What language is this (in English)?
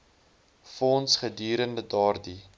Afrikaans